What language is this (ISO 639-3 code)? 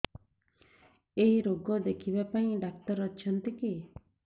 ori